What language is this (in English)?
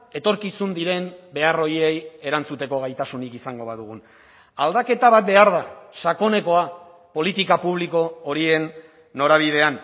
Basque